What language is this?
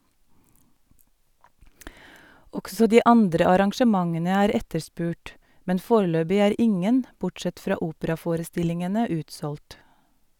Norwegian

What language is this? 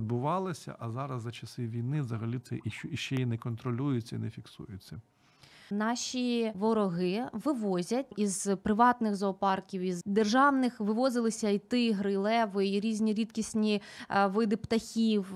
Ukrainian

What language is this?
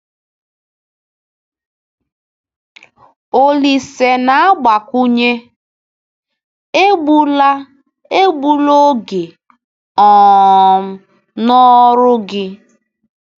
Igbo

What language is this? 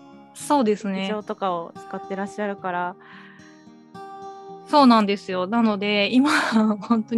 Japanese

